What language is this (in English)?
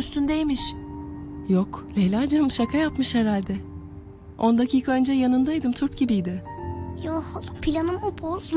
Turkish